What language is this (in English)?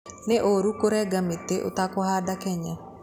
Kikuyu